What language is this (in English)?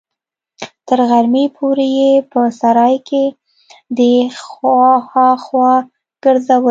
Pashto